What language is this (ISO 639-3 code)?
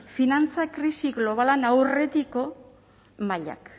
eus